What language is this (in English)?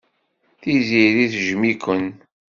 Kabyle